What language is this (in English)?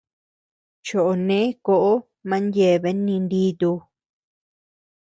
Tepeuxila Cuicatec